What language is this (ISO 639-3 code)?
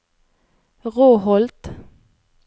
nor